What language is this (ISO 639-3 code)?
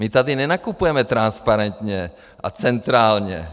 ces